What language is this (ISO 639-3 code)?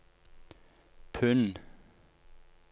nor